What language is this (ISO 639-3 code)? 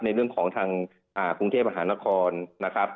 tha